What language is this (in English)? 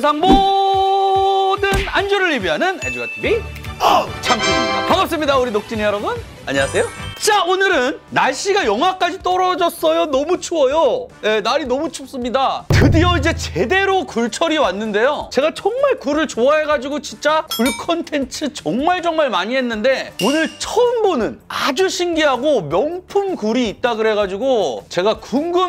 Korean